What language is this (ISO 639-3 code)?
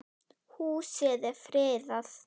isl